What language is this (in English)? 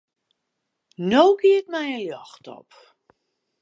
Western Frisian